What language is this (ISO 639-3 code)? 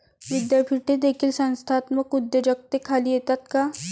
mar